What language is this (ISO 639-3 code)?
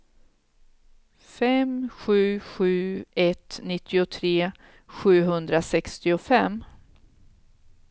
swe